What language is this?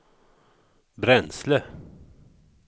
Swedish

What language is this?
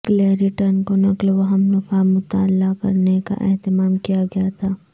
Urdu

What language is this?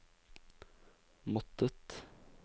Norwegian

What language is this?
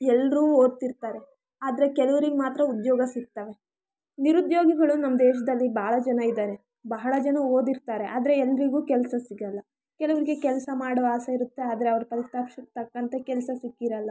Kannada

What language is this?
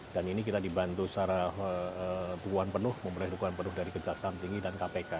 Indonesian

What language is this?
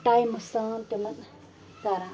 Kashmiri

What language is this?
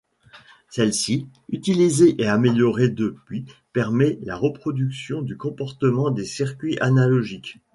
French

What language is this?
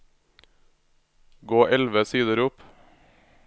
Norwegian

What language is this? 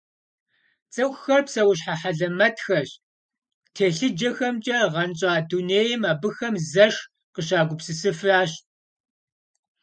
Kabardian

